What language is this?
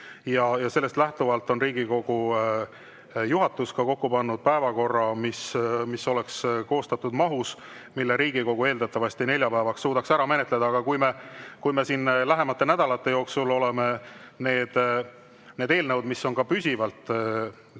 Estonian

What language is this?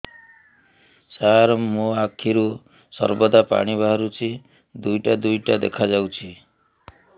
Odia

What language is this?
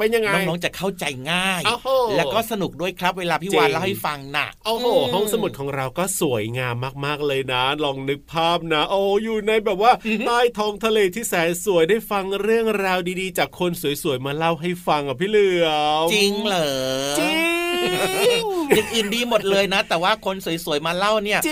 Thai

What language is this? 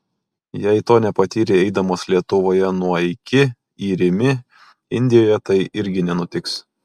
Lithuanian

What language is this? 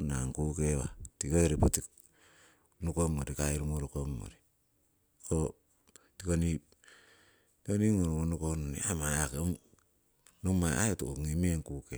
Siwai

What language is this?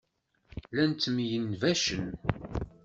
Kabyle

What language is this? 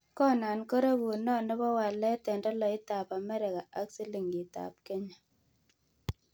Kalenjin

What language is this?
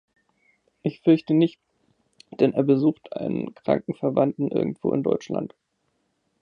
German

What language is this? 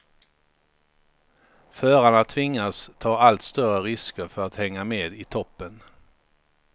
Swedish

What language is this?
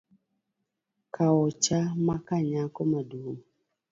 Luo (Kenya and Tanzania)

